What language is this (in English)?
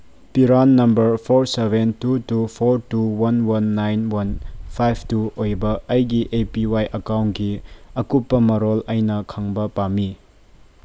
Manipuri